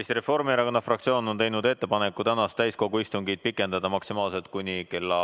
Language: Estonian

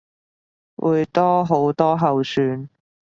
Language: Cantonese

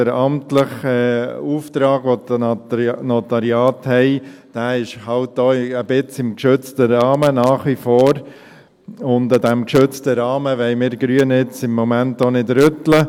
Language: Swiss German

